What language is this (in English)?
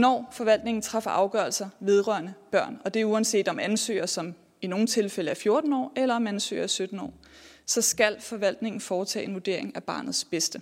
Danish